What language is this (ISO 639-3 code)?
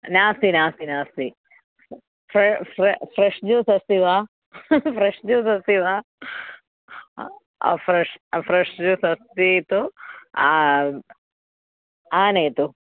san